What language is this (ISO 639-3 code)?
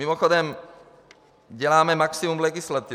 ces